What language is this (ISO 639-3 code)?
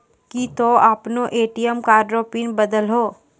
mai